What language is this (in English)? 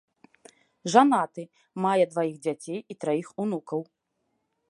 Belarusian